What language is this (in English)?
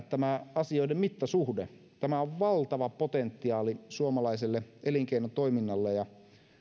Finnish